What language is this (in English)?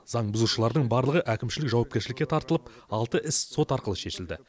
Kazakh